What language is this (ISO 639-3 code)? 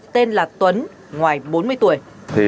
vie